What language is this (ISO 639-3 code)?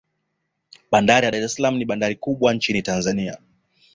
swa